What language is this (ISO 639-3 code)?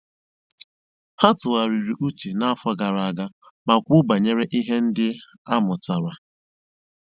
ibo